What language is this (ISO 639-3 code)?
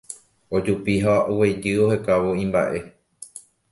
grn